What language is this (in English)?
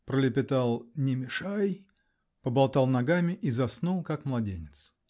Russian